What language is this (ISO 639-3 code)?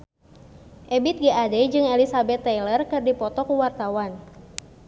sun